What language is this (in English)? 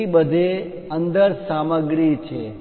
Gujarati